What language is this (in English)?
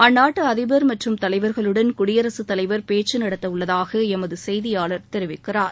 Tamil